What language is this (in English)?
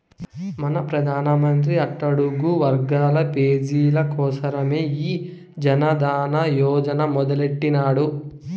Telugu